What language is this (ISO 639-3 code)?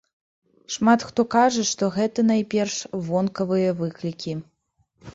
bel